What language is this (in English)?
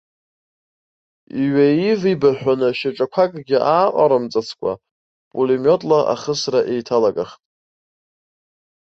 Abkhazian